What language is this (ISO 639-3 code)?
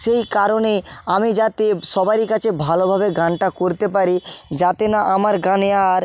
ben